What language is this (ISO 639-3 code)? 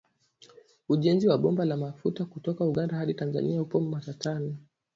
swa